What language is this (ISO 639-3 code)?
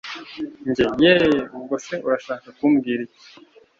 kin